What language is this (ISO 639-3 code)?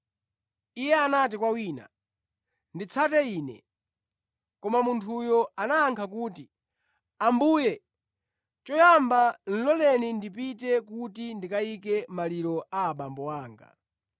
nya